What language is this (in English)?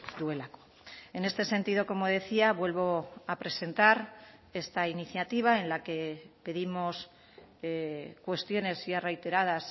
Spanish